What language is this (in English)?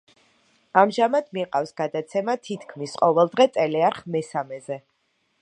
Georgian